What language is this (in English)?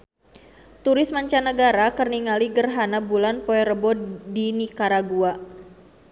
Sundanese